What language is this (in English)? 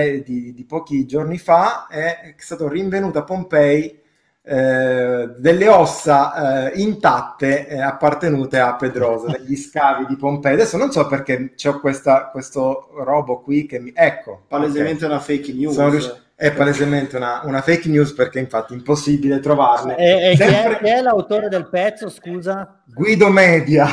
Italian